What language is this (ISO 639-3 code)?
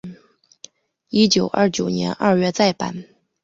zho